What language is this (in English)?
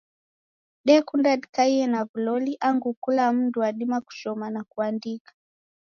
Taita